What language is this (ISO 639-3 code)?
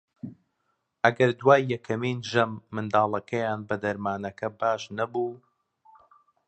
ckb